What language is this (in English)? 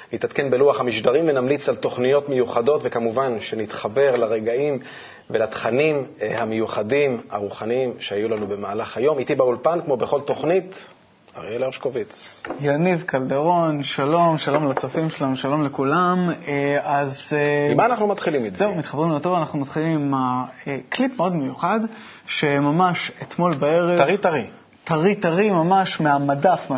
Hebrew